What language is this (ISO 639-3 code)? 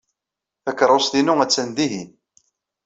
kab